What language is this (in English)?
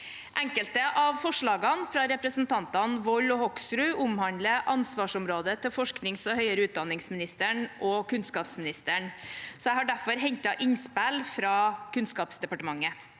Norwegian